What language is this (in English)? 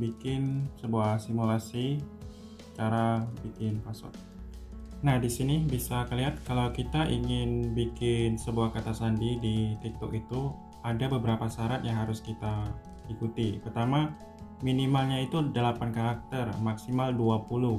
Indonesian